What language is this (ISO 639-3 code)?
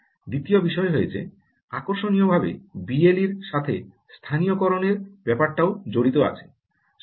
ben